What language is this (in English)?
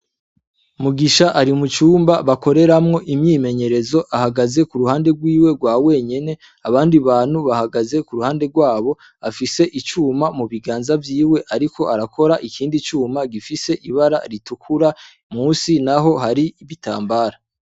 Rundi